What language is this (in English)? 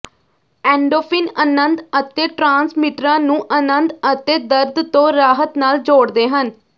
Punjabi